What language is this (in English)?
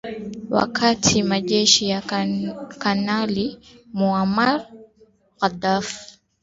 Swahili